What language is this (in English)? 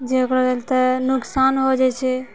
Maithili